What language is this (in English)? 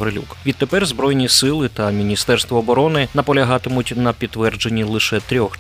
Ukrainian